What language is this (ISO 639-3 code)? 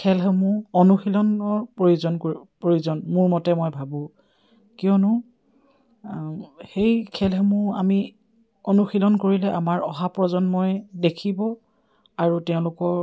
asm